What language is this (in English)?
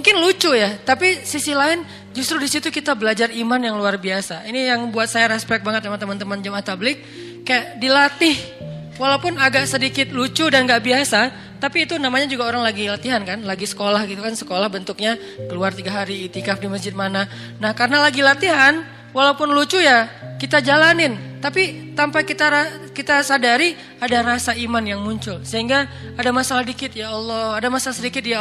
Indonesian